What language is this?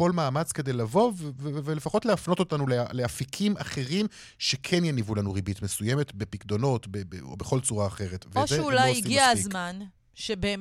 Hebrew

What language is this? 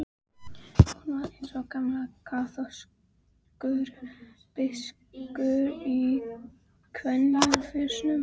Icelandic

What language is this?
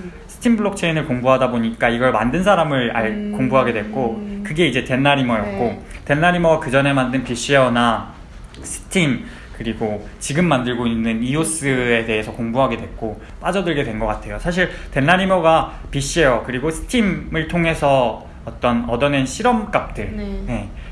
Korean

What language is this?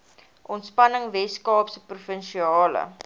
Afrikaans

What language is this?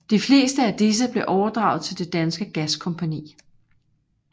Danish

